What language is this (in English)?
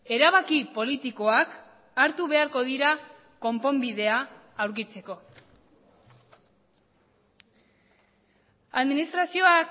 Basque